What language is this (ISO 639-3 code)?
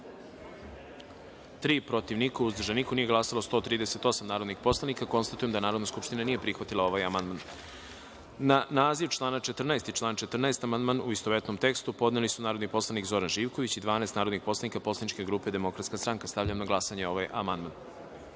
srp